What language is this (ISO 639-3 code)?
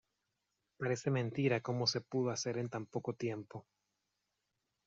spa